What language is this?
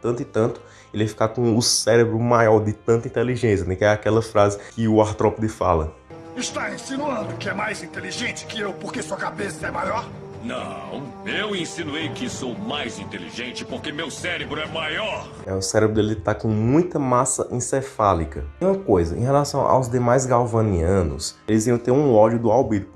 Portuguese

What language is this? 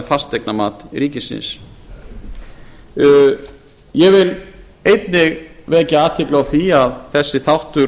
Icelandic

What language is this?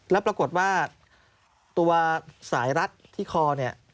Thai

